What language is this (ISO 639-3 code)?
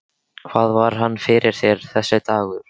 isl